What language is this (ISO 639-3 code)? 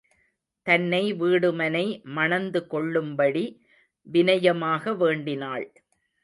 tam